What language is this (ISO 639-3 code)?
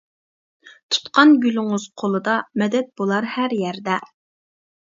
uig